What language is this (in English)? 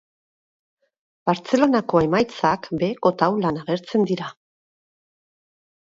Basque